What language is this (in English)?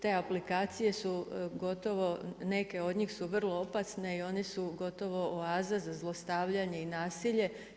Croatian